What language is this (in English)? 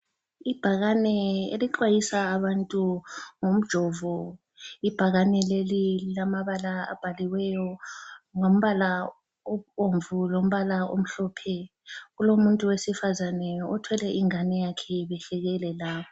North Ndebele